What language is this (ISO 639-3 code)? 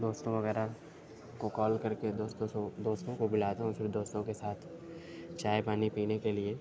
urd